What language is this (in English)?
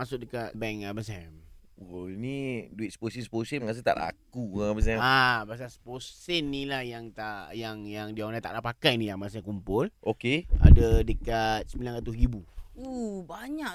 Malay